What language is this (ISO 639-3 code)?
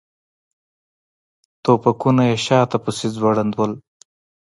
pus